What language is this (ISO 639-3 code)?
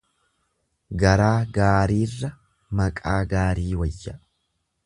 orm